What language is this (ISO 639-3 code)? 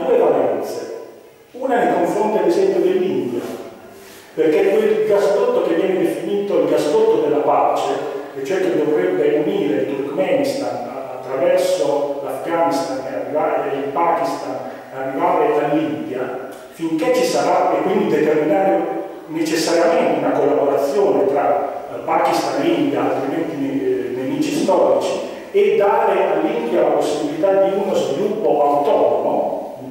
ita